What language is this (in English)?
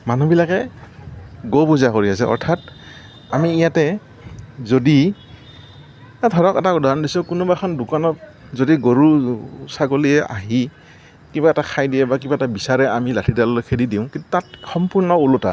Assamese